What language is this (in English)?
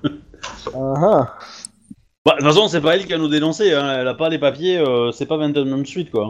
French